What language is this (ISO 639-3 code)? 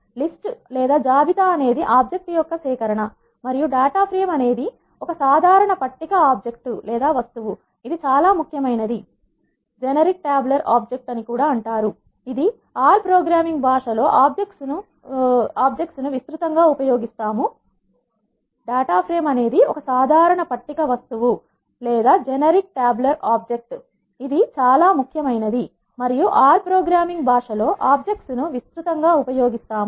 tel